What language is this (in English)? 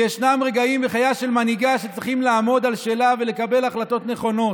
Hebrew